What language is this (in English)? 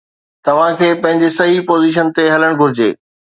Sindhi